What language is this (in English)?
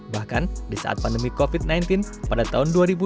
Indonesian